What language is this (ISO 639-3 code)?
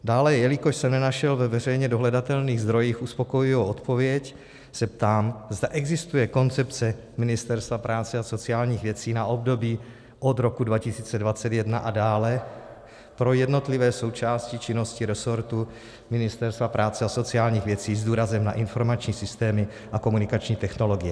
ces